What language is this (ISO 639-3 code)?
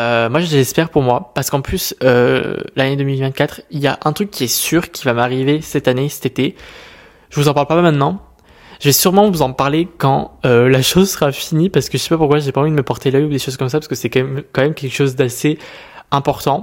fra